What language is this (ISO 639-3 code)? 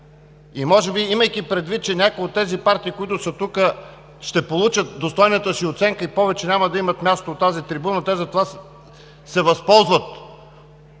bul